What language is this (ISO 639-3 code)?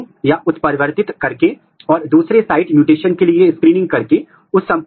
hin